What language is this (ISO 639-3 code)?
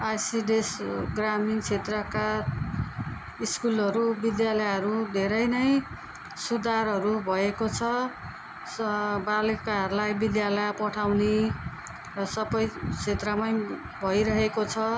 nep